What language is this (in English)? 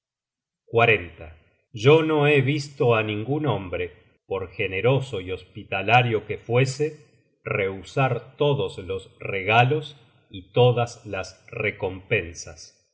Spanish